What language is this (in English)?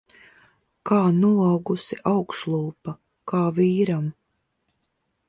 Latvian